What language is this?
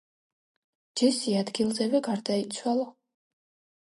Georgian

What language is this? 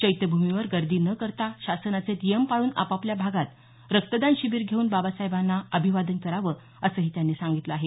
Marathi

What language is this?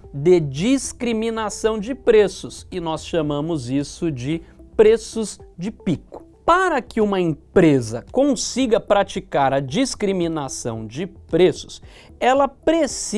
Portuguese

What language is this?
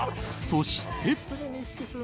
Japanese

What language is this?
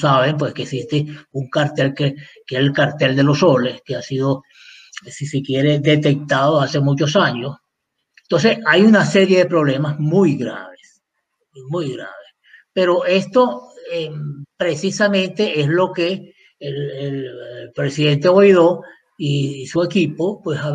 Spanish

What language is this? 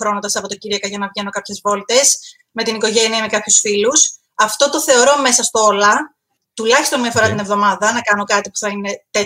Greek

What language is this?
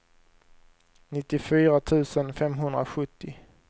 Swedish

